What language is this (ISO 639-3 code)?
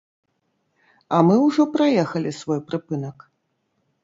bel